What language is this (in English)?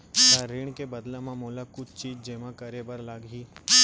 Chhattisgarhi